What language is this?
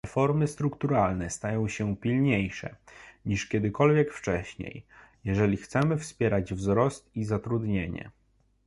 Polish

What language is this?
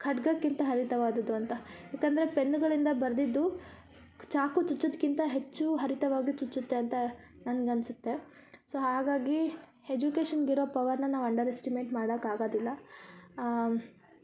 Kannada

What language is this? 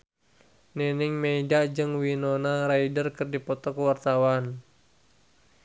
Sundanese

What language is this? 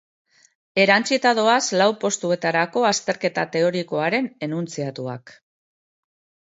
Basque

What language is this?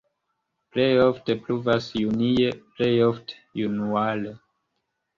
Esperanto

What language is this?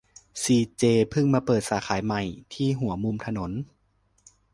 Thai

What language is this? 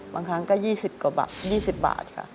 Thai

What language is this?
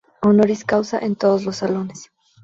Spanish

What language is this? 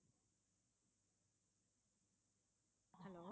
Tamil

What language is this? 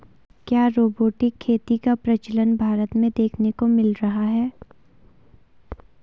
Hindi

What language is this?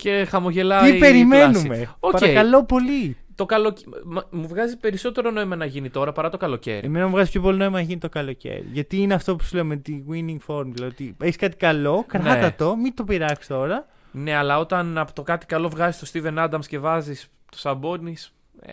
Greek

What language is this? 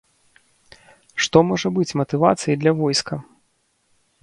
Belarusian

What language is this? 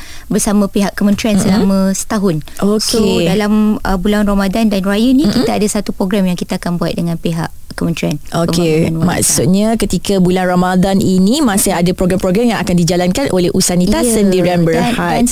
Malay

